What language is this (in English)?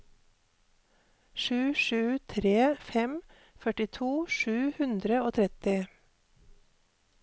Norwegian